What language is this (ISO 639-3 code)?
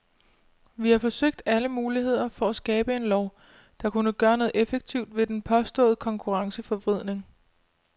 dan